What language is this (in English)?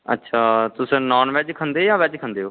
Dogri